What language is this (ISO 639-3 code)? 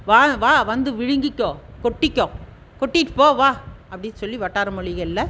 tam